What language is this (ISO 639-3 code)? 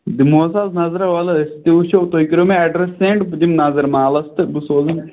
kas